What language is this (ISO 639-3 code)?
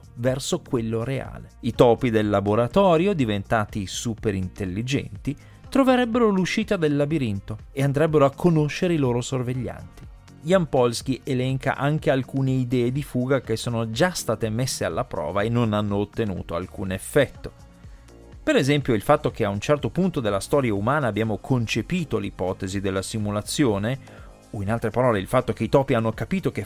ita